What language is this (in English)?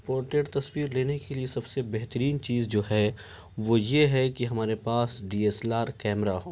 Urdu